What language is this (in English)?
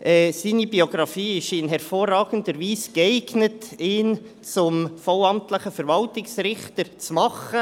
Swiss German